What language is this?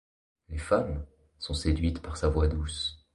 French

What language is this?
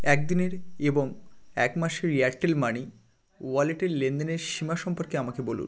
Bangla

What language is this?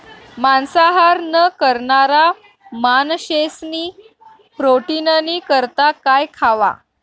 Marathi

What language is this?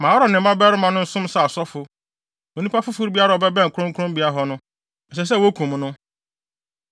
Akan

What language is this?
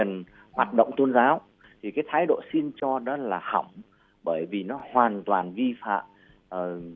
Vietnamese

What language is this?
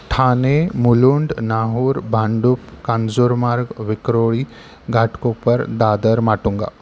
Marathi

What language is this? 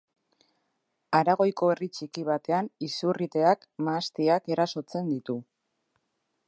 Basque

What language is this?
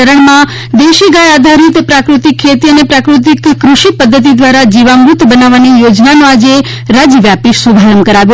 Gujarati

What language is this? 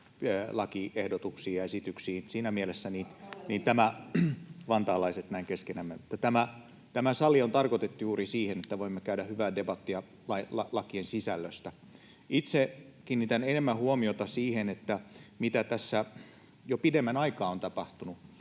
Finnish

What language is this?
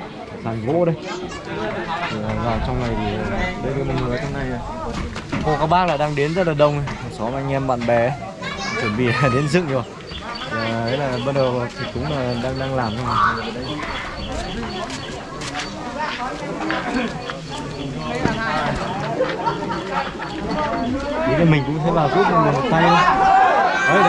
Vietnamese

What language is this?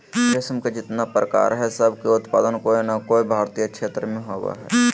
Magahi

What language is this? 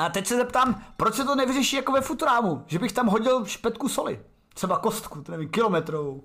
Czech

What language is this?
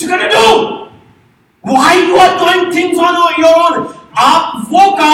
Urdu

